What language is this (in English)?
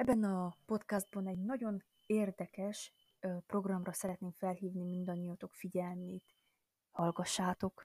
Hungarian